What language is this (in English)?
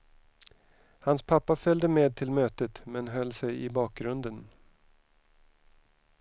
Swedish